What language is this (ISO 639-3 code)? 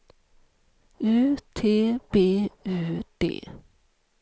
swe